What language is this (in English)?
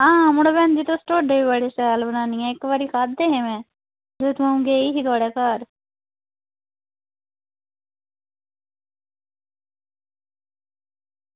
Dogri